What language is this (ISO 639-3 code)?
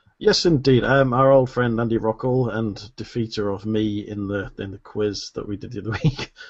eng